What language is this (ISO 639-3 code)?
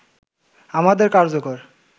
ben